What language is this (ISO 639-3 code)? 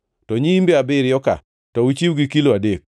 luo